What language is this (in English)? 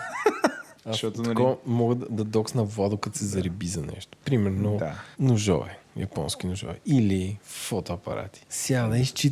Bulgarian